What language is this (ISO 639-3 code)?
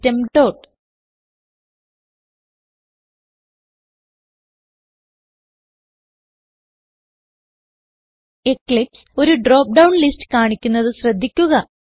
mal